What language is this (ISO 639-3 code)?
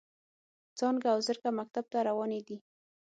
pus